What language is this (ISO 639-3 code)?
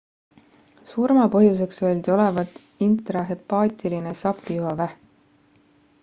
est